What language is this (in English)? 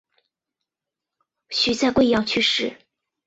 Chinese